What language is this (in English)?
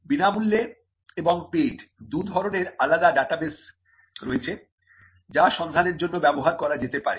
Bangla